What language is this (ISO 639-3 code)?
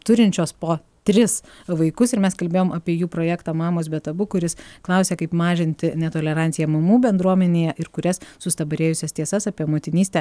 lit